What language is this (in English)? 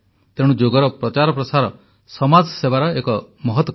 Odia